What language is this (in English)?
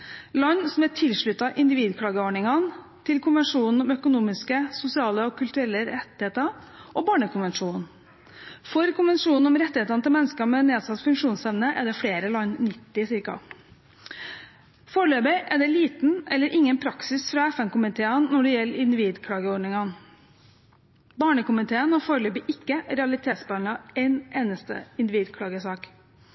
Norwegian Bokmål